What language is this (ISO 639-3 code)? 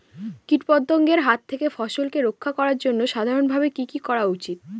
ben